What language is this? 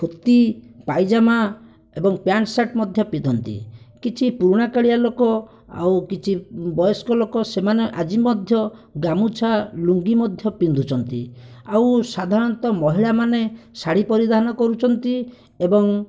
Odia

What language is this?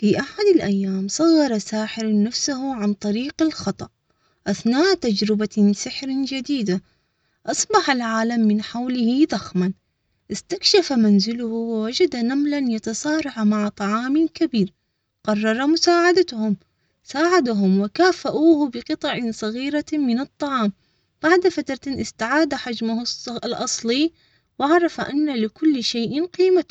Omani Arabic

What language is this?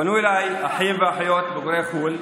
Hebrew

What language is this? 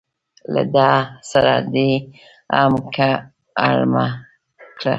Pashto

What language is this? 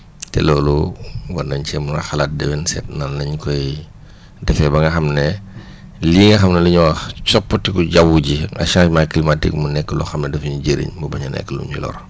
Wolof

